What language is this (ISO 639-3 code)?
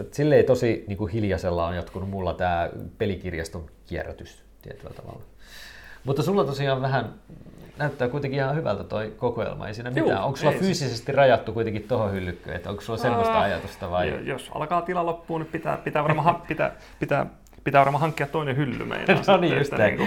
fin